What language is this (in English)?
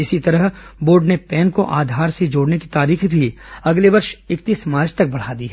Hindi